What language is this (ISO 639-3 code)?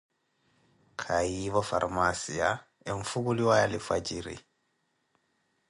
eko